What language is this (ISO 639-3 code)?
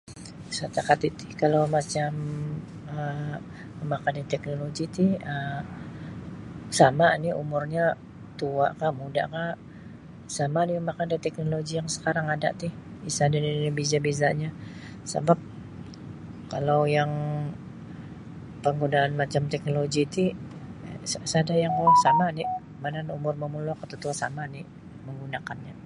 bsy